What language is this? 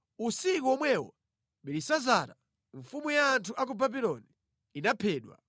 Nyanja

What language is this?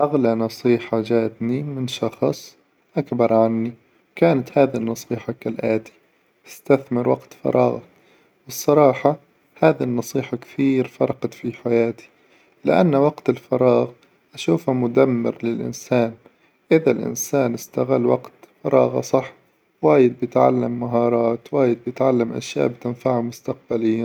Hijazi Arabic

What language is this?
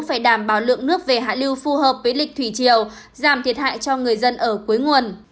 Vietnamese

